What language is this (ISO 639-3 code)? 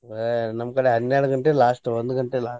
kan